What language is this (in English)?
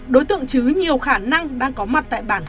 Vietnamese